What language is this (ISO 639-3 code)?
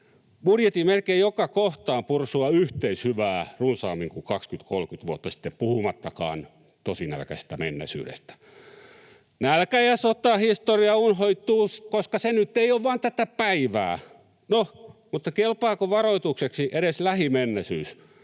fin